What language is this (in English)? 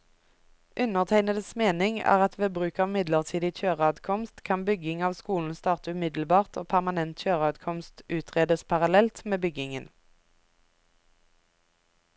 Norwegian